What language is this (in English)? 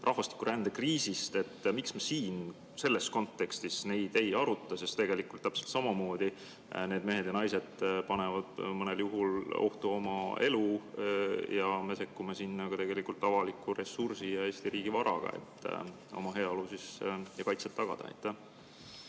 Estonian